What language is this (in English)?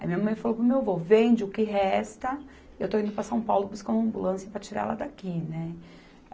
Portuguese